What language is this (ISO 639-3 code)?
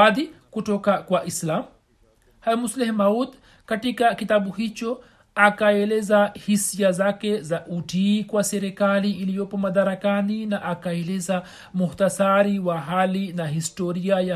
swa